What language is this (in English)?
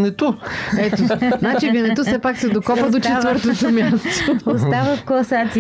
Bulgarian